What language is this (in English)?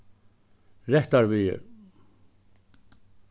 Faroese